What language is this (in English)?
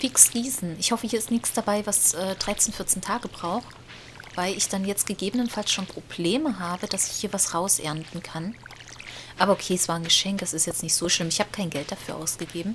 German